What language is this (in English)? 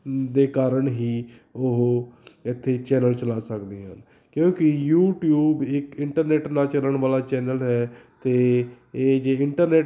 Punjabi